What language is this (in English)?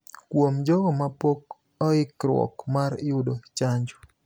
Luo (Kenya and Tanzania)